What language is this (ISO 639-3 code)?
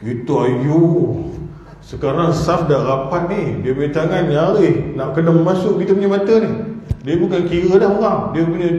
msa